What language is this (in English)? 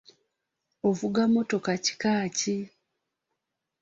Ganda